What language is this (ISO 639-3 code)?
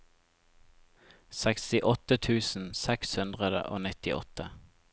nor